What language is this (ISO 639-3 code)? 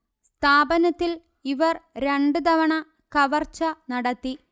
mal